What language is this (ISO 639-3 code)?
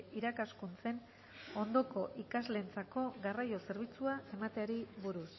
eus